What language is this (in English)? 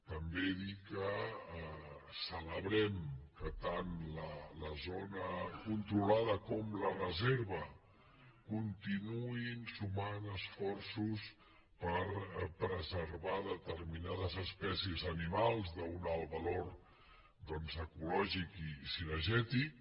Catalan